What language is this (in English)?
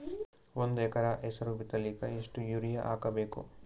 Kannada